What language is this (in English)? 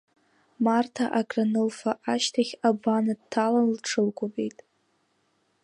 Abkhazian